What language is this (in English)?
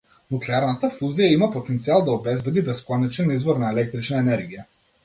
Macedonian